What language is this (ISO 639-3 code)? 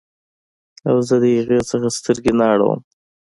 pus